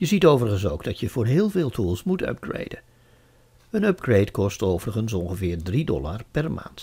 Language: Dutch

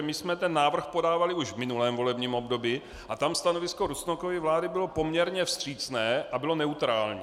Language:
Czech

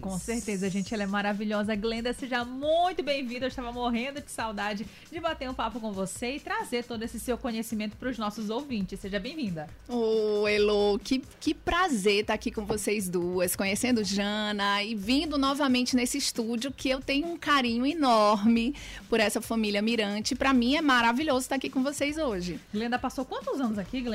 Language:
Portuguese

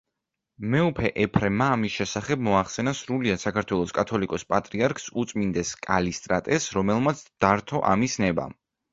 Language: Georgian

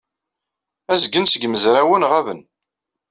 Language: Kabyle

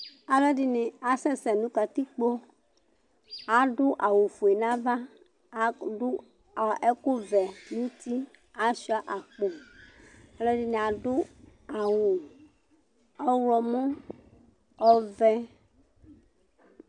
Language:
Ikposo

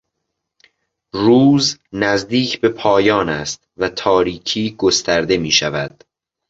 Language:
Persian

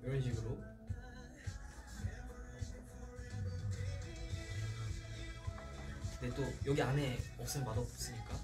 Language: Korean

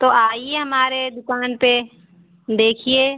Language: Hindi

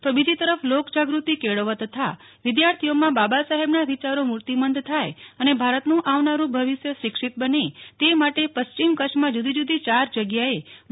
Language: Gujarati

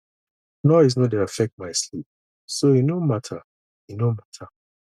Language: Nigerian Pidgin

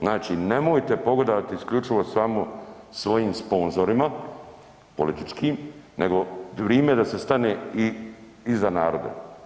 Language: Croatian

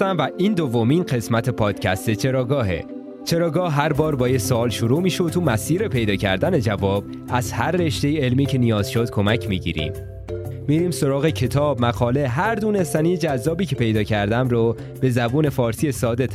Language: Persian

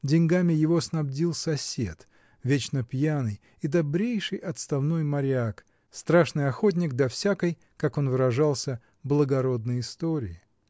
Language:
Russian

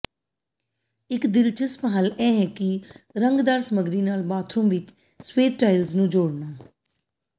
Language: Punjabi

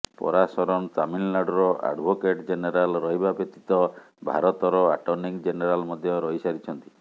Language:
Odia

